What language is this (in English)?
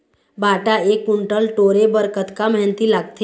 Chhattisgarhi